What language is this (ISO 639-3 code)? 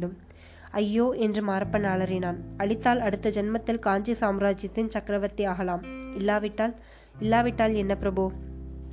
tam